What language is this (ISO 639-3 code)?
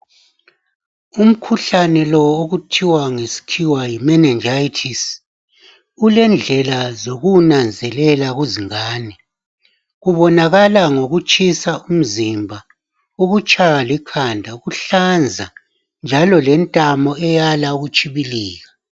nde